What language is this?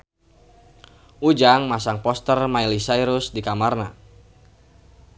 Sundanese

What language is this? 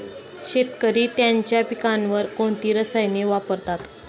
Marathi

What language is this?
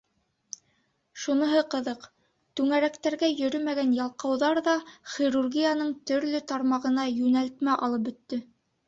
Bashkir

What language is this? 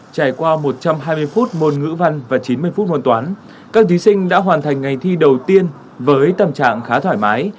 Vietnamese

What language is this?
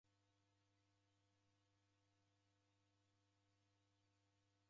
Taita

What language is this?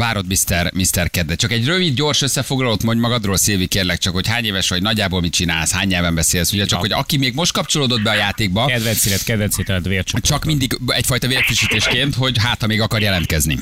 Hungarian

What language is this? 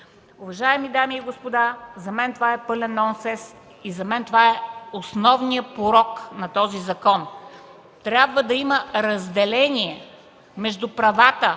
Bulgarian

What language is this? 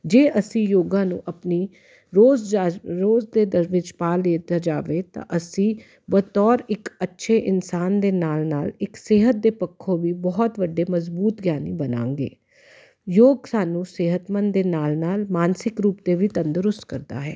Punjabi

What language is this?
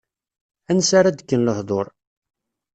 Kabyle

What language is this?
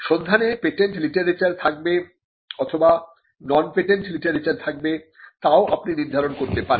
Bangla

